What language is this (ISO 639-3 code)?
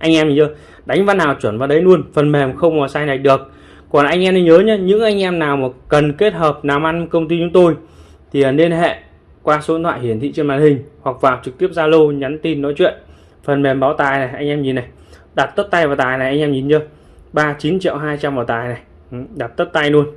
vie